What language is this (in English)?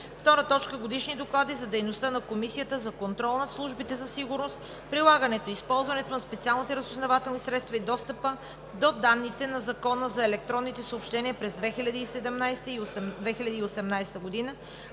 Bulgarian